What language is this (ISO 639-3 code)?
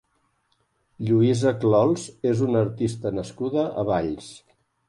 cat